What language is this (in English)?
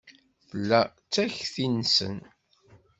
Kabyle